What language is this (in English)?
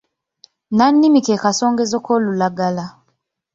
Ganda